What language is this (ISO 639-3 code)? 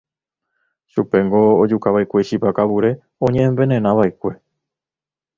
grn